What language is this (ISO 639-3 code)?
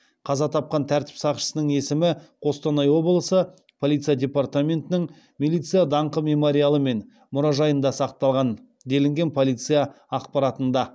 kaz